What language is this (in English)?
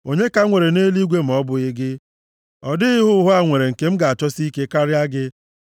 Igbo